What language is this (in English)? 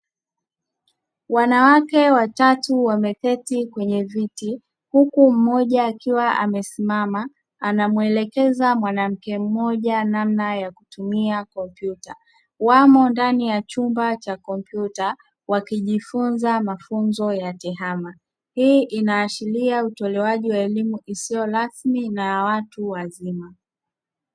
Swahili